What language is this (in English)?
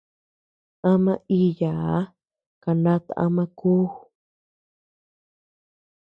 Tepeuxila Cuicatec